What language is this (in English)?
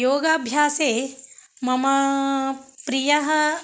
Sanskrit